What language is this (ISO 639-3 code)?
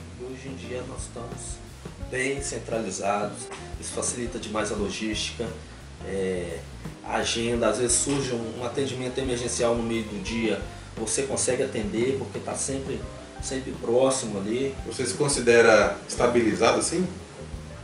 por